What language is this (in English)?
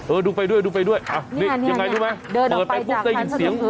Thai